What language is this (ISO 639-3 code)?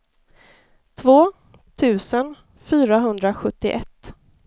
swe